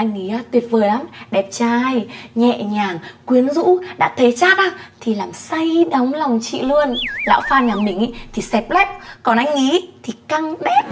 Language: Vietnamese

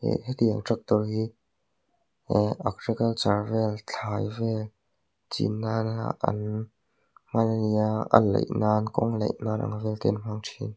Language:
Mizo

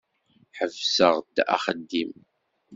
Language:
Kabyle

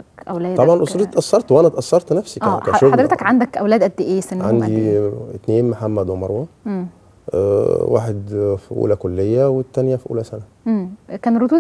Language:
Arabic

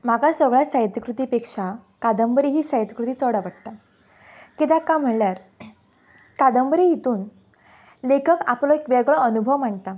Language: Konkani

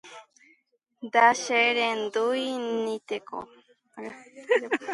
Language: Guarani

